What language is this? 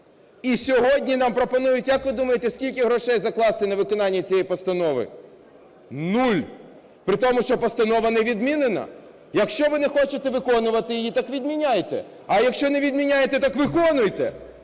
Ukrainian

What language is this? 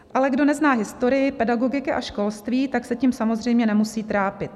Czech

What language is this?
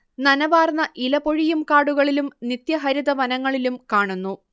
Malayalam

